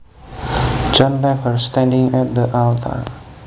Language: Javanese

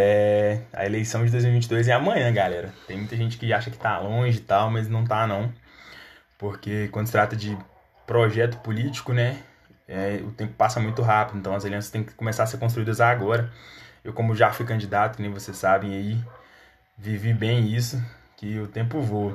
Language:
Portuguese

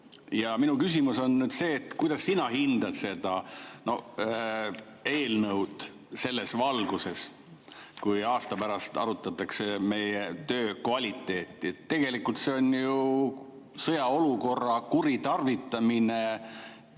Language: Estonian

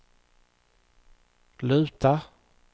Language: Swedish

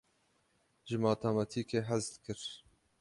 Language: Kurdish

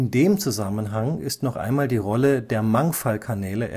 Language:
German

